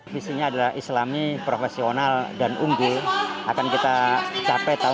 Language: Indonesian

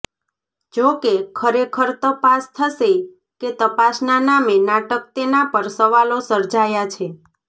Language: Gujarati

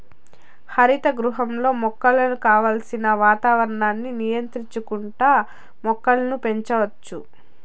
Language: Telugu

